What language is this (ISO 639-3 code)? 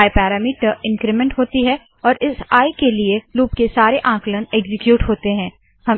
hin